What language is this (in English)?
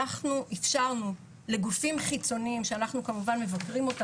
Hebrew